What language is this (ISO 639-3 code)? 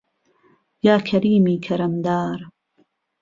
ckb